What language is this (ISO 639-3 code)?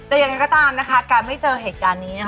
tha